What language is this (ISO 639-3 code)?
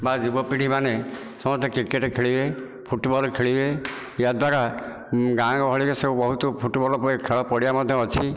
ori